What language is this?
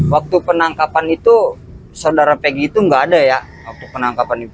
Indonesian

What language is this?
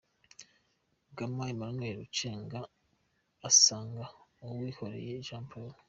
Kinyarwanda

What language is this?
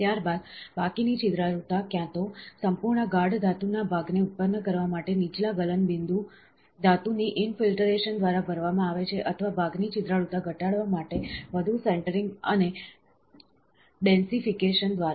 Gujarati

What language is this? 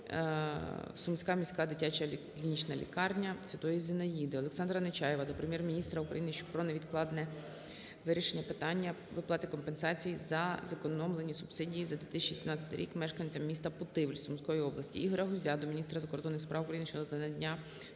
Ukrainian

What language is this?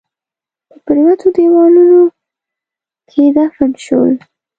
Pashto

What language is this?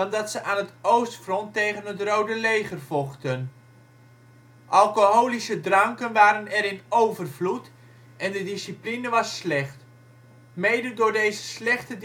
Dutch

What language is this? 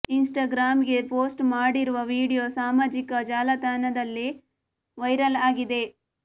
Kannada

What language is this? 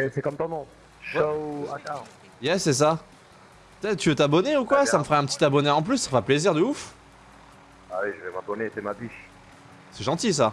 French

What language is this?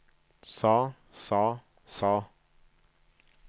Norwegian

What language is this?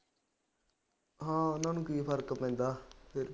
Punjabi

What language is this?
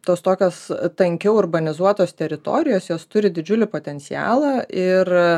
Lithuanian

